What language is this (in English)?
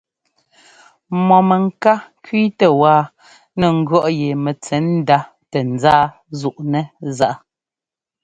Ngomba